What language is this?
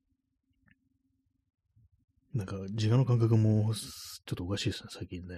Japanese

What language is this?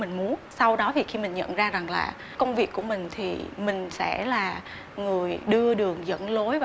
Vietnamese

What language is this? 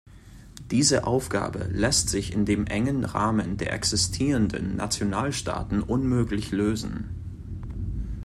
German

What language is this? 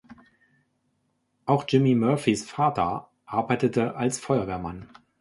German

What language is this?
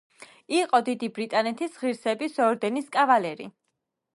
Georgian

